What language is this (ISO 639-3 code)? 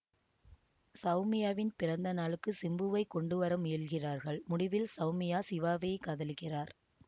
tam